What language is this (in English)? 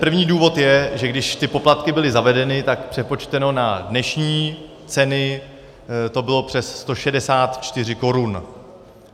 Czech